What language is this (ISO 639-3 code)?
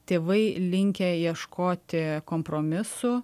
lit